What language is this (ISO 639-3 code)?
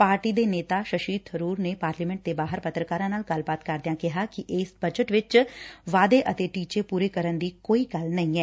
pan